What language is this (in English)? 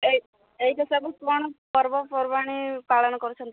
Odia